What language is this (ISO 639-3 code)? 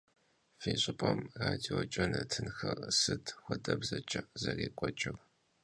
kbd